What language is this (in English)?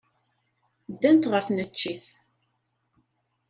Kabyle